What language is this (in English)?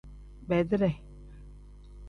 Tem